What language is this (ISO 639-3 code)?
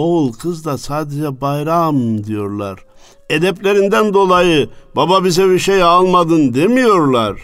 tur